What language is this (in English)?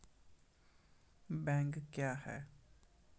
Maithili